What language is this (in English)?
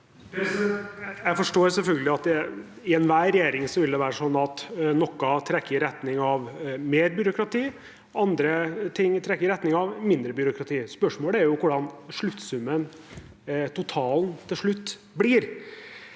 Norwegian